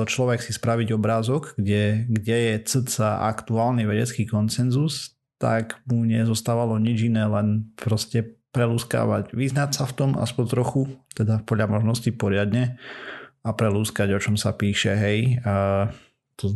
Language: Slovak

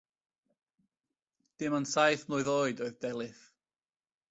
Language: Welsh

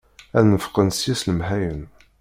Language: Kabyle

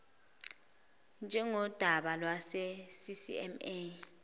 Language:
Zulu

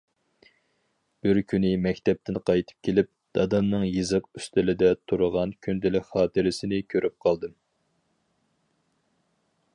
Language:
Uyghur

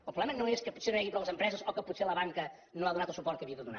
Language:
Catalan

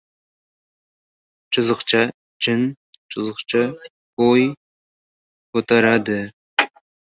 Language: Uzbek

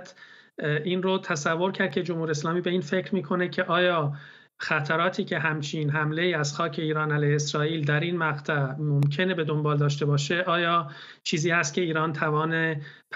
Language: Persian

